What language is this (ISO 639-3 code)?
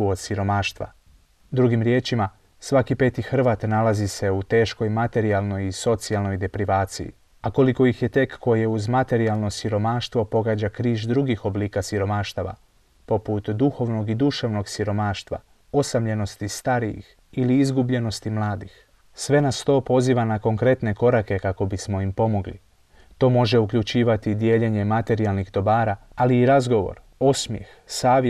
hrv